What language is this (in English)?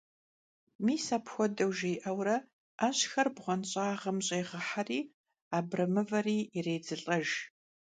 Kabardian